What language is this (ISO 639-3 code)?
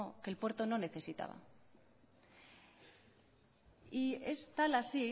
spa